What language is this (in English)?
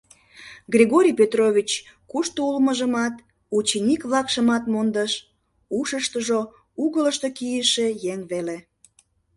Mari